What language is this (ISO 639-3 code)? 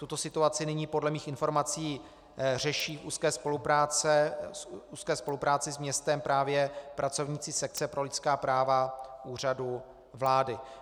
ces